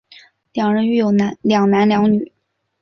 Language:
Chinese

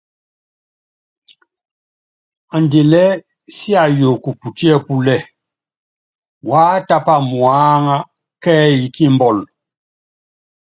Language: Yangben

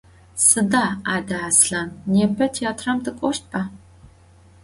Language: Adyghe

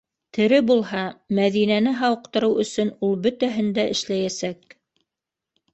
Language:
Bashkir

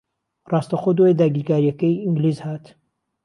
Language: Central Kurdish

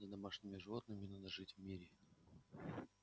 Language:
Russian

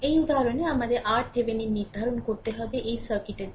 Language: Bangla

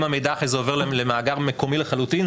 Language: Hebrew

